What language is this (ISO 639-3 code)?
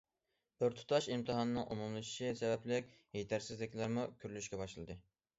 uig